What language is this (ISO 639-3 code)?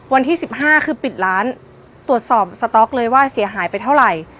tha